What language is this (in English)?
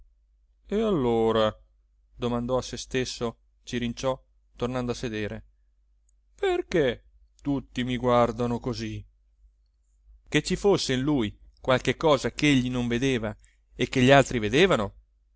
Italian